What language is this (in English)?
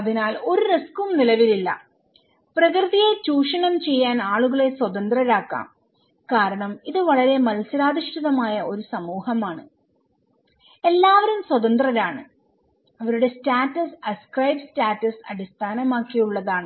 Malayalam